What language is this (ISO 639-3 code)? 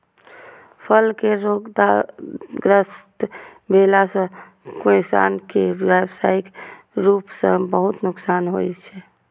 mai